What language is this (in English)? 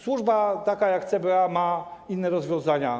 Polish